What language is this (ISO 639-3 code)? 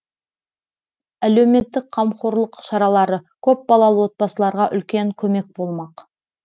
kaz